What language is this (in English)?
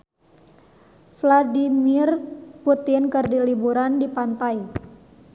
Sundanese